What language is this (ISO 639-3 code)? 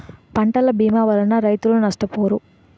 tel